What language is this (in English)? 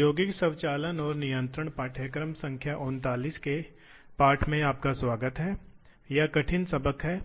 Hindi